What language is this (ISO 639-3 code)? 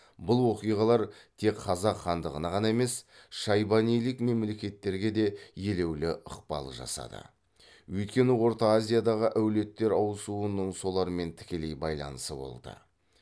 kaz